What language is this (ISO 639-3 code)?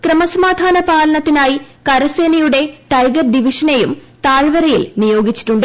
mal